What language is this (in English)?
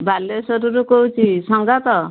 Odia